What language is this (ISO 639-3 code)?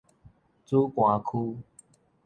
nan